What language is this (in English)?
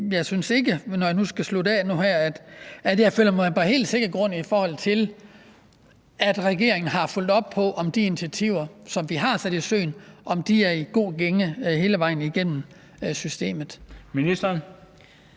Danish